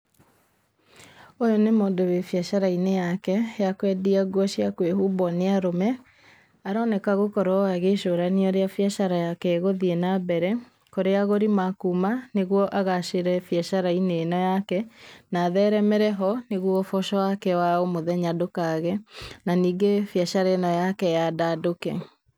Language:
Kikuyu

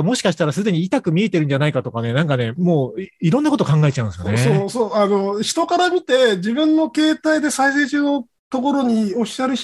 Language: Japanese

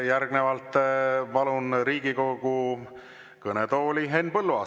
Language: Estonian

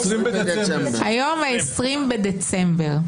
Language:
Hebrew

